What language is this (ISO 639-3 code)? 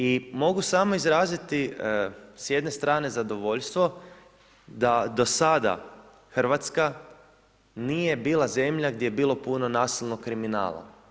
hrv